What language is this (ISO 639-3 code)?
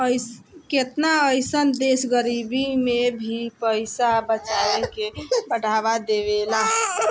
bho